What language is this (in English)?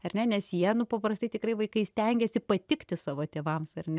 Lithuanian